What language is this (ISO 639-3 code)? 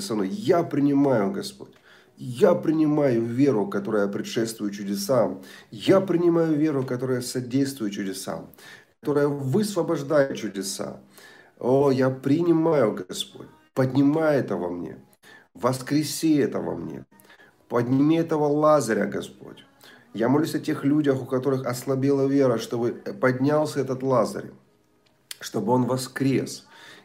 rus